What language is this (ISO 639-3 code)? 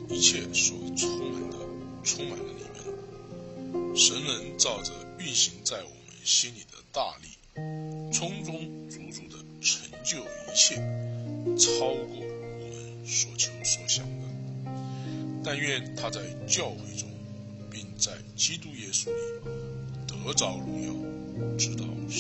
zho